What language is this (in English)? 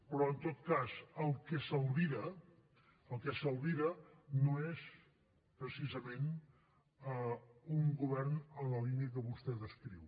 Catalan